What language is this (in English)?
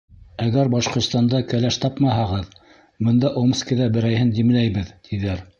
Bashkir